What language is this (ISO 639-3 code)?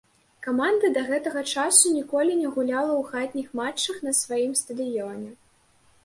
bel